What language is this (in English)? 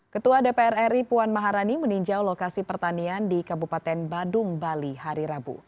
Indonesian